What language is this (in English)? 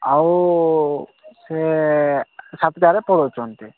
Odia